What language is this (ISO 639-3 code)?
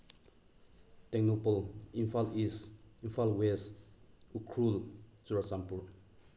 mni